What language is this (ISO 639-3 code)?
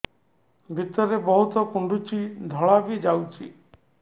ori